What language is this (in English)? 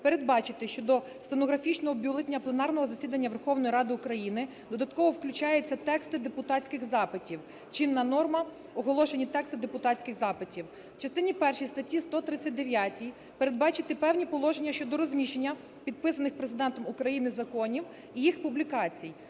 Ukrainian